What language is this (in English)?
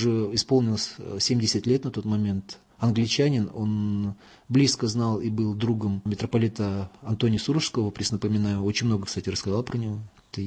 Russian